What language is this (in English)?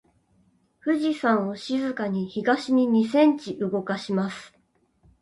Japanese